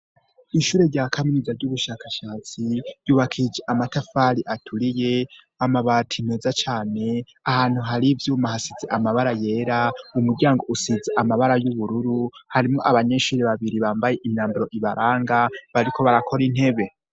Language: Rundi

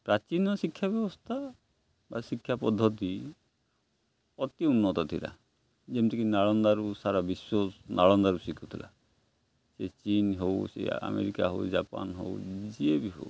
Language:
Odia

